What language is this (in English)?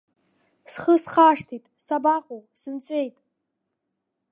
Abkhazian